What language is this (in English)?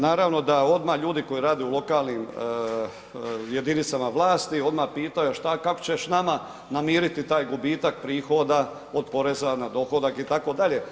Croatian